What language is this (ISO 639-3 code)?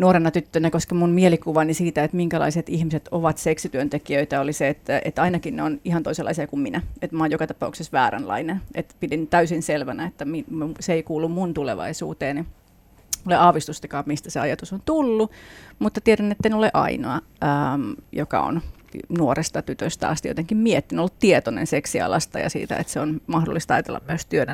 fin